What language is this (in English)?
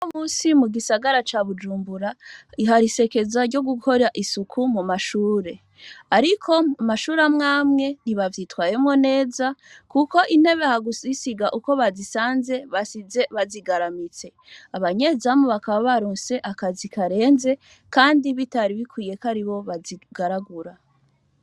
Rundi